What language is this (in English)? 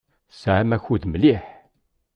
Kabyle